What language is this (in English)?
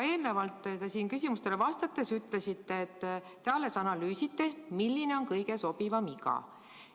Estonian